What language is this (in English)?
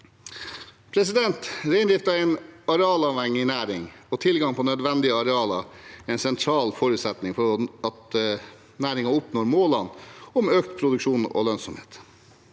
Norwegian